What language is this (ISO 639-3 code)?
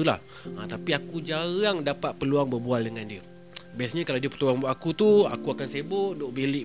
msa